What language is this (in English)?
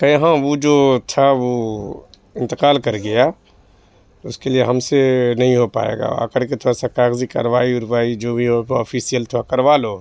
Urdu